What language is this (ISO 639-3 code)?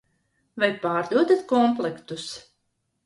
lav